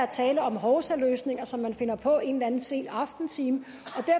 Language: Danish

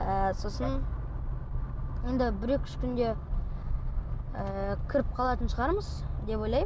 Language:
Kazakh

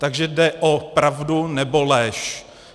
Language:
Czech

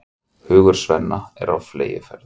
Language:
Icelandic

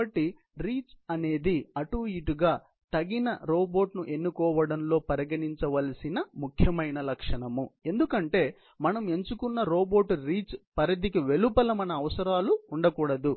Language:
Telugu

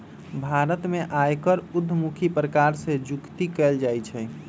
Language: Magahi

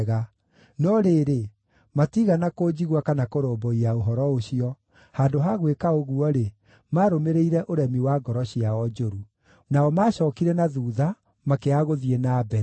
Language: Kikuyu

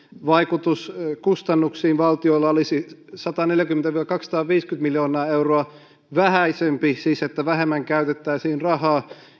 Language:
Finnish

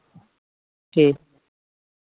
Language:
Santali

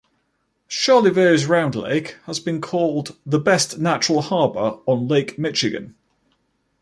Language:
English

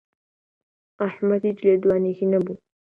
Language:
Central Kurdish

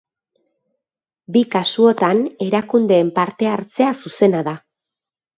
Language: Basque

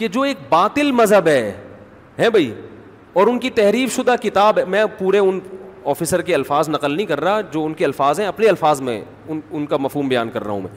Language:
Urdu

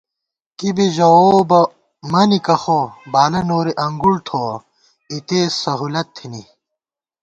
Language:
Gawar-Bati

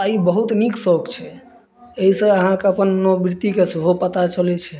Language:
Maithili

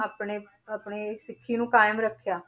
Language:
Punjabi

